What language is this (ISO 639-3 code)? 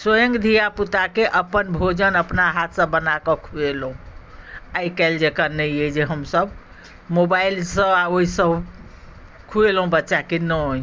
mai